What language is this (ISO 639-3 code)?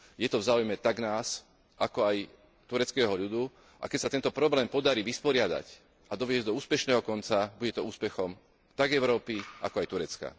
slk